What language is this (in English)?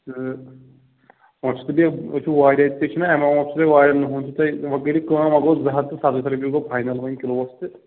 Kashmiri